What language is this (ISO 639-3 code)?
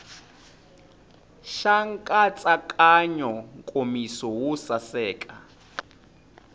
tso